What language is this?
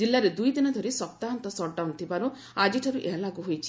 Odia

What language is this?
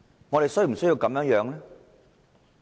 Cantonese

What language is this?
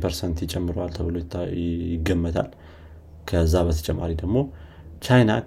Amharic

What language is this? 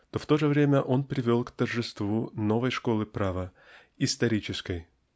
Russian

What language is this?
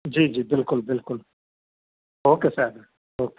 Sindhi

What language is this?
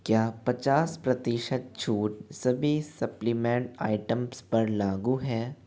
Hindi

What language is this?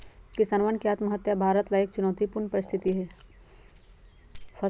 Magahi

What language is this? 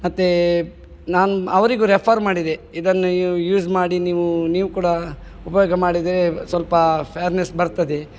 Kannada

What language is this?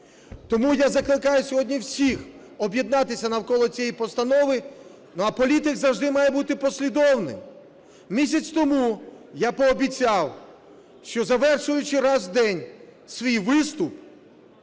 Ukrainian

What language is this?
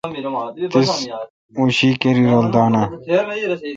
Kalkoti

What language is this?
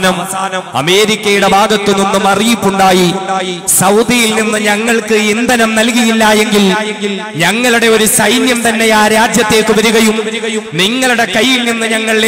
Arabic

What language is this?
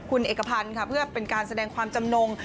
Thai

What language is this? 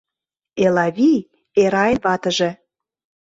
Mari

